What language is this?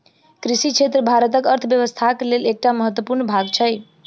Maithili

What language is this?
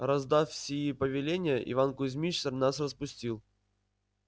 Russian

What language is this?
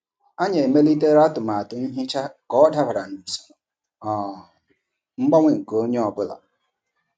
Igbo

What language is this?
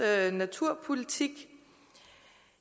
Danish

